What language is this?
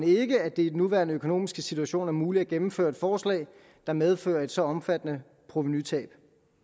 Danish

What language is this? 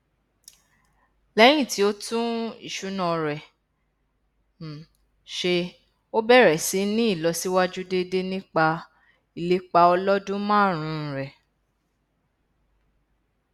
Yoruba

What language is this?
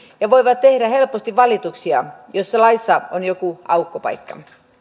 Finnish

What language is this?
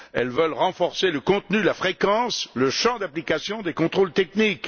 French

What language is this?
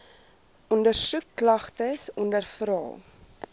Afrikaans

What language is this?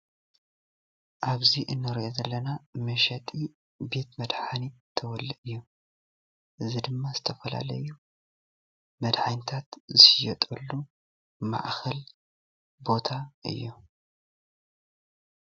Tigrinya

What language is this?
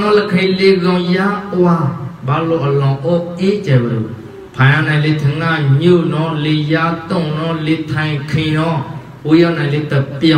Thai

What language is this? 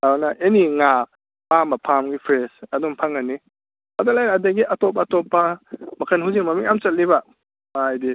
Manipuri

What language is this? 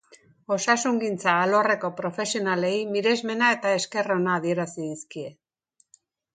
Basque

